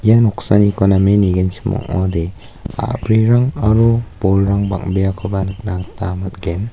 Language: Garo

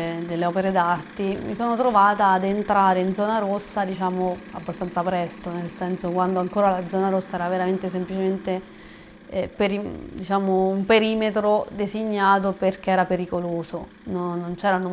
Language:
Italian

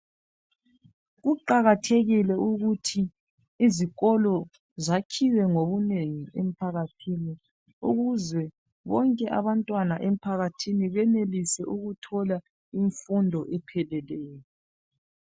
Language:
North Ndebele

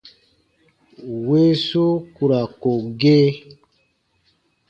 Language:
Baatonum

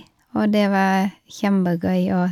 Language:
Norwegian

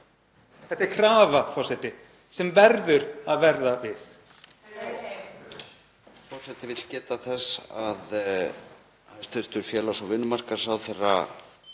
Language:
Icelandic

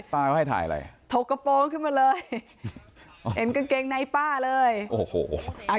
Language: Thai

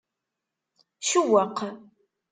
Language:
Kabyle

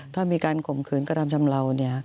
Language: Thai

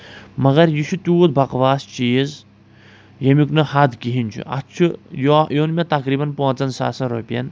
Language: Kashmiri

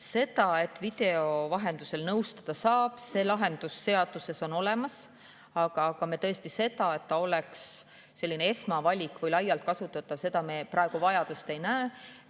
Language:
Estonian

